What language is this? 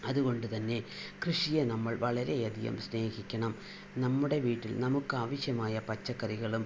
Malayalam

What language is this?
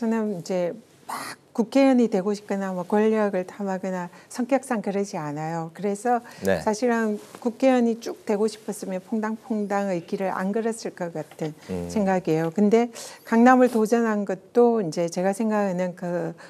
Korean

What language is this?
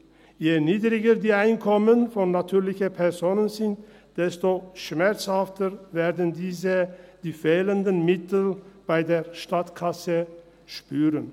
Swiss German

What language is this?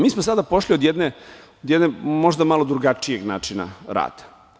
Serbian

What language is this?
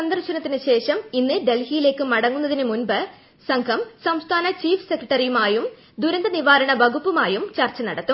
Malayalam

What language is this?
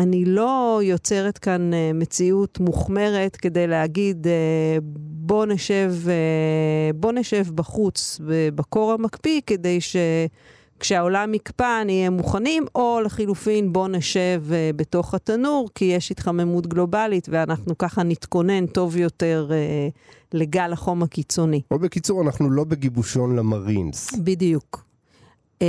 Hebrew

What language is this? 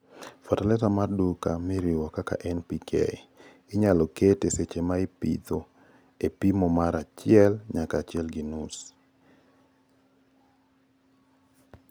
Luo (Kenya and Tanzania)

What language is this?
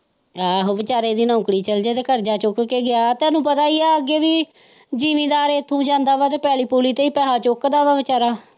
Punjabi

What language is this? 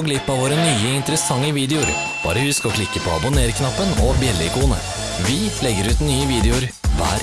Norwegian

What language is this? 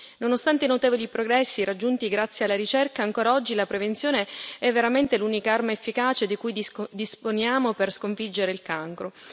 Italian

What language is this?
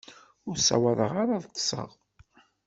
Kabyle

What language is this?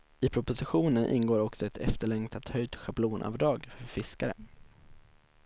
Swedish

